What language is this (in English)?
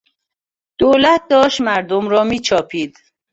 Persian